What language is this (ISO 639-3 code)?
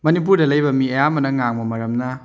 mni